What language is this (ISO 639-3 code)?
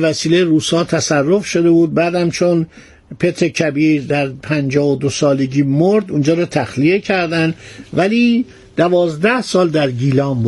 fas